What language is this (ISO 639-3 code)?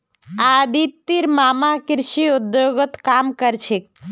mag